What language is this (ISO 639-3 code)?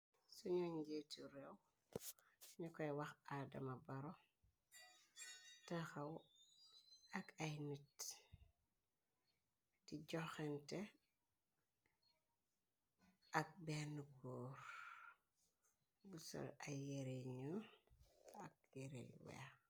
wol